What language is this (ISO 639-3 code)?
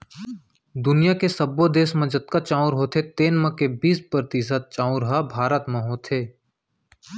hne